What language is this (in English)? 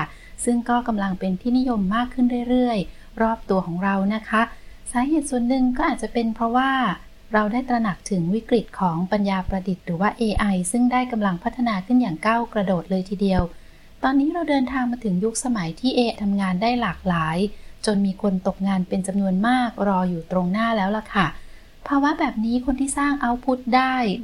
Thai